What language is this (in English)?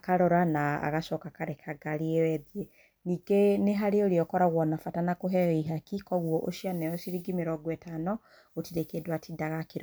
Kikuyu